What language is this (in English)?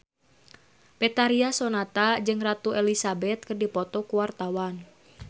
Sundanese